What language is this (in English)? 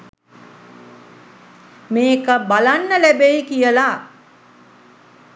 Sinhala